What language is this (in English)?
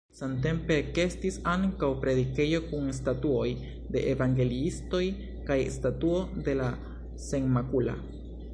Esperanto